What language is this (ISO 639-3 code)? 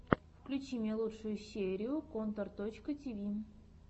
rus